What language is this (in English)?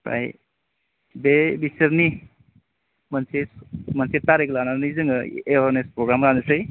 Bodo